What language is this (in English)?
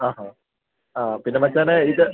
Malayalam